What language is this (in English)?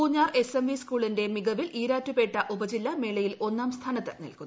Malayalam